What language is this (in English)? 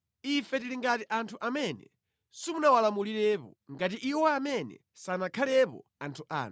Nyanja